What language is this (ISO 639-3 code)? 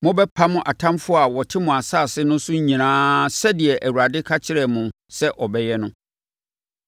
aka